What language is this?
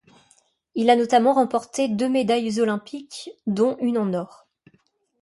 French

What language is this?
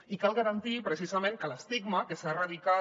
Catalan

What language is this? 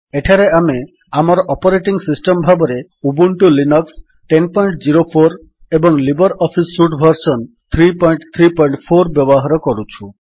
Odia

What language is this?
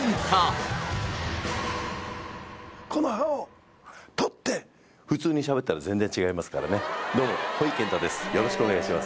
Japanese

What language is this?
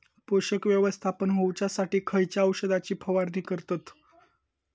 Marathi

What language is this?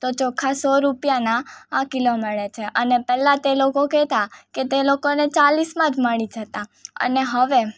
Gujarati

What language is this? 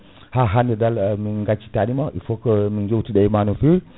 Fula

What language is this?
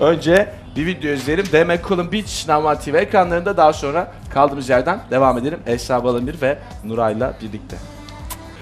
Turkish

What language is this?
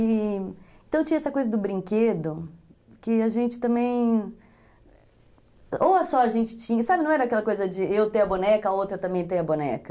Portuguese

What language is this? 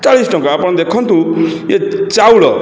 Odia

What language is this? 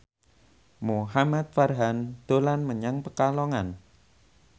Javanese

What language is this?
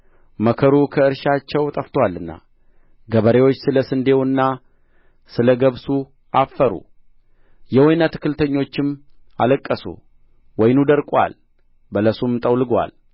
Amharic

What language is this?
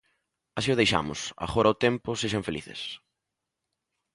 Galician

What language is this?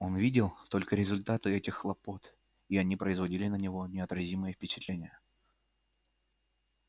Russian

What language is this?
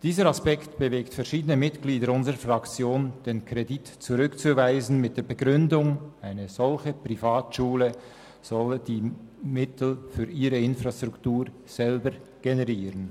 Swiss German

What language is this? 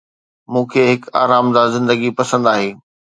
Sindhi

